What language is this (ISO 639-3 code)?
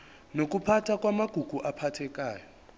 zul